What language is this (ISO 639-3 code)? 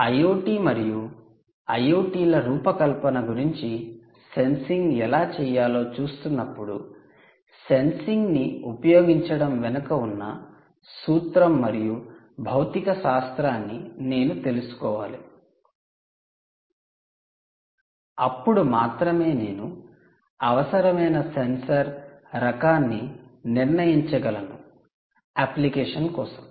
tel